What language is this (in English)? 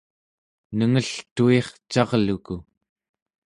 Central Yupik